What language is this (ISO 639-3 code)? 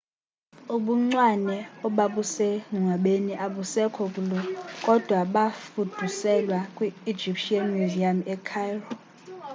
xho